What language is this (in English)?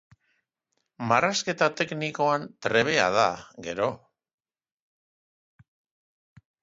Basque